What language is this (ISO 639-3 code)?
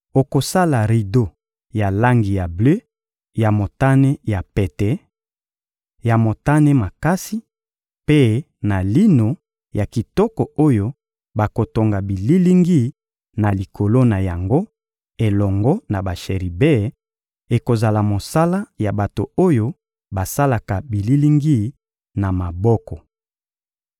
lin